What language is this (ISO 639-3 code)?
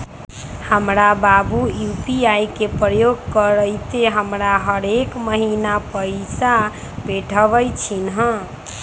mag